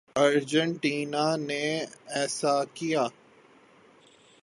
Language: Urdu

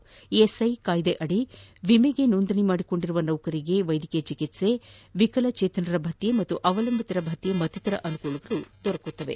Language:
Kannada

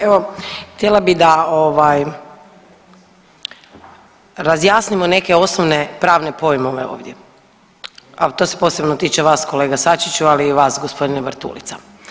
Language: Croatian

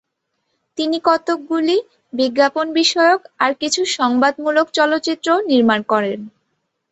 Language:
Bangla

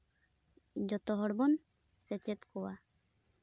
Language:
Santali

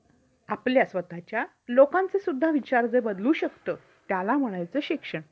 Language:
Marathi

